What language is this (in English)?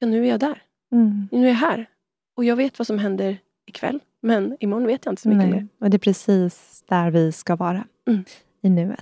Swedish